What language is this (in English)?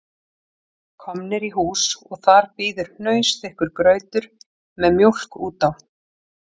Icelandic